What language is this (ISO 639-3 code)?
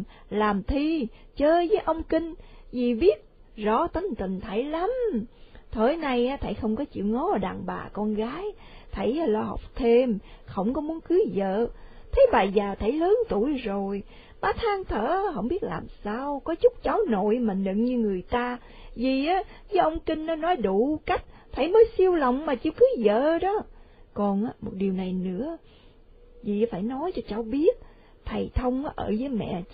vie